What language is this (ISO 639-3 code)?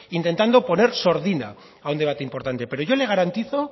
spa